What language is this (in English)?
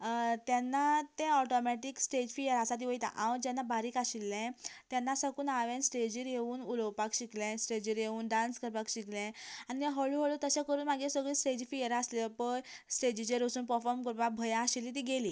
Konkani